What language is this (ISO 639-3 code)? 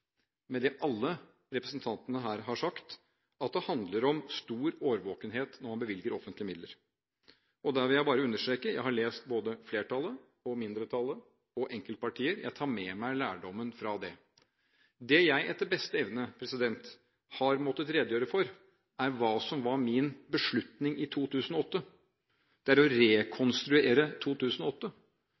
nob